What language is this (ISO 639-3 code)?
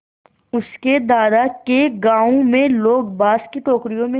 hin